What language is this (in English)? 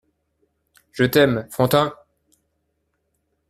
French